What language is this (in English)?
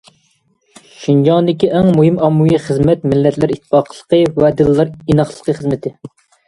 Uyghur